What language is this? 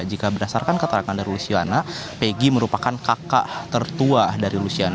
Indonesian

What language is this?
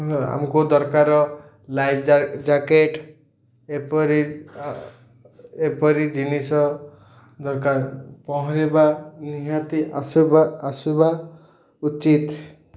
Odia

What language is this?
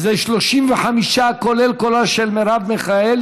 Hebrew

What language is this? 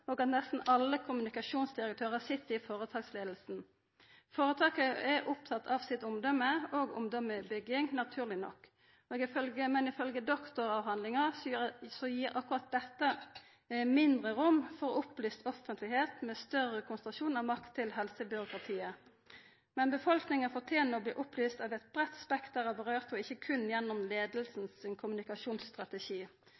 Norwegian Nynorsk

